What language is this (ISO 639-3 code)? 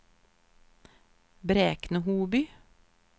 swe